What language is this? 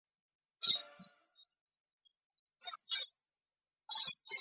Chinese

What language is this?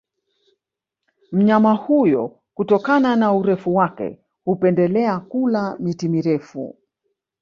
Swahili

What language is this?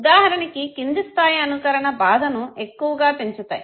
Telugu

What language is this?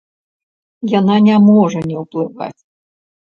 Belarusian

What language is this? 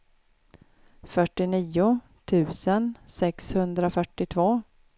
Swedish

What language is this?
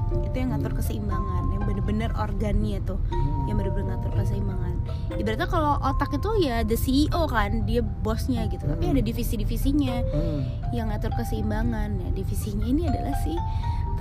Indonesian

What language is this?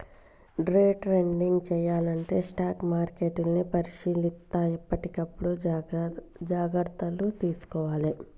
Telugu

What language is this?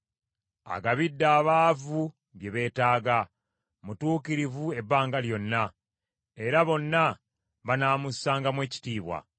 Ganda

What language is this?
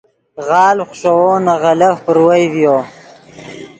Yidgha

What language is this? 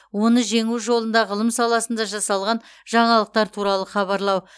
Kazakh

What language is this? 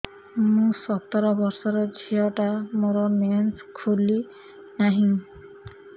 Odia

